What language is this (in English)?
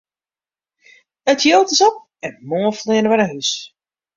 Western Frisian